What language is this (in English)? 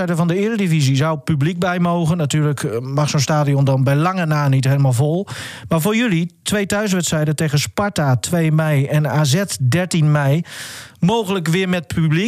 Dutch